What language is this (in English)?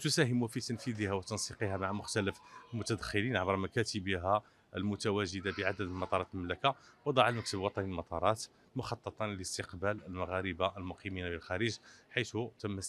Arabic